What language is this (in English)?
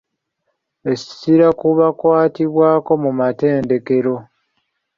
Ganda